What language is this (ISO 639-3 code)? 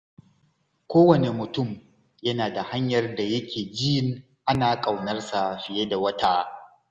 hau